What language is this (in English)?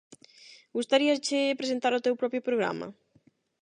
Galician